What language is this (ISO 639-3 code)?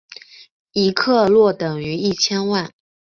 zho